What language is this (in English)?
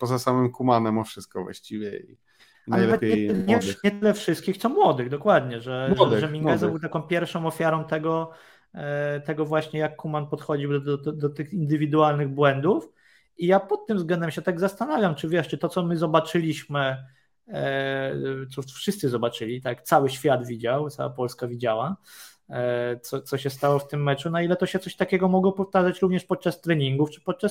Polish